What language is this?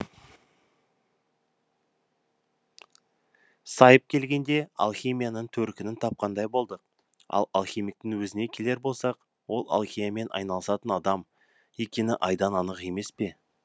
Kazakh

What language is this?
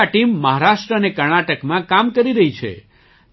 Gujarati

